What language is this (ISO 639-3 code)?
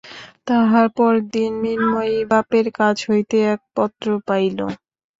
ben